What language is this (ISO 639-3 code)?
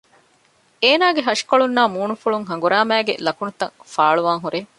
div